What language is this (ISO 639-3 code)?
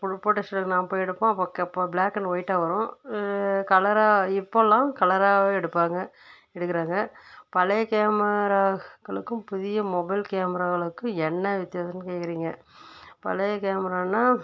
tam